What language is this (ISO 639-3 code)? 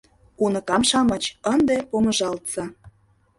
chm